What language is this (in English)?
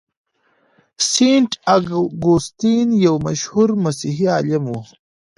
Pashto